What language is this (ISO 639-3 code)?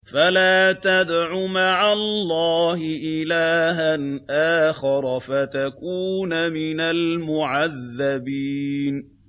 ara